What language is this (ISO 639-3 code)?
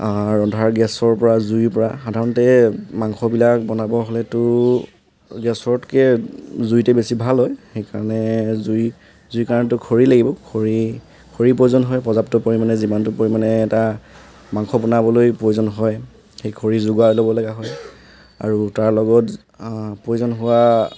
asm